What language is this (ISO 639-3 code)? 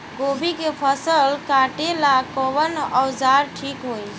bho